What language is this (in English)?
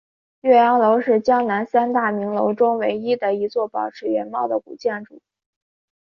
Chinese